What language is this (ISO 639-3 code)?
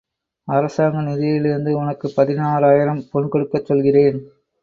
tam